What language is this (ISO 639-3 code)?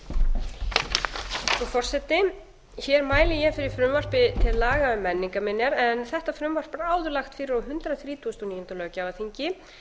isl